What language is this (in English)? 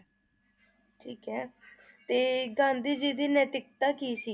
Punjabi